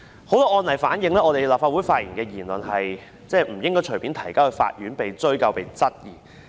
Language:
Cantonese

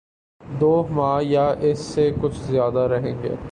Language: Urdu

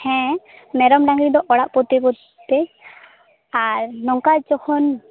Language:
Santali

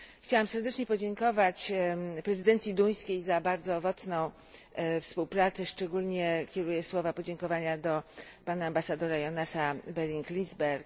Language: Polish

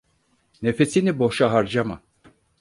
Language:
Turkish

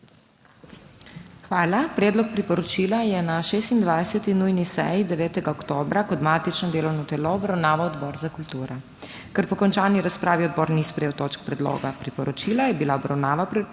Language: Slovenian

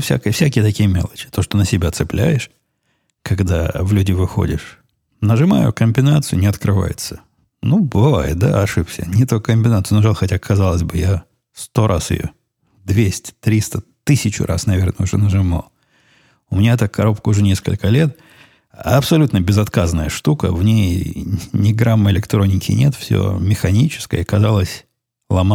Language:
Russian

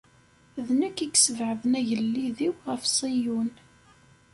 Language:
Kabyle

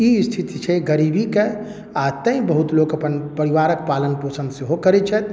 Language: Maithili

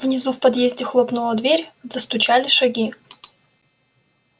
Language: Russian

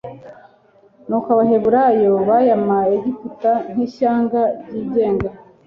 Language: Kinyarwanda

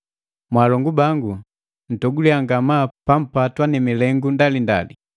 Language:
Matengo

